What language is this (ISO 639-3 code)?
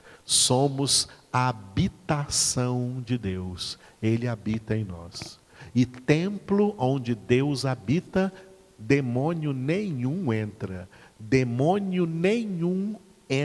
por